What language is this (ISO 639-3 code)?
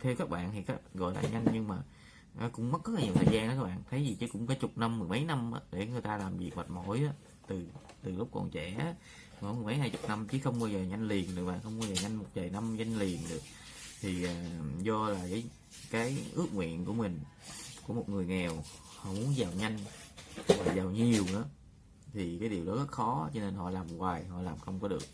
vie